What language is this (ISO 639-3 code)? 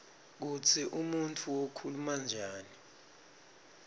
ssw